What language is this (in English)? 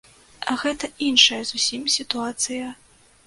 Belarusian